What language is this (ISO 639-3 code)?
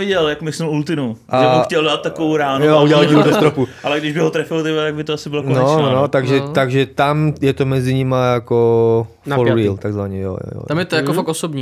ces